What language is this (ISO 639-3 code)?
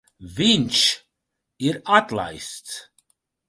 lav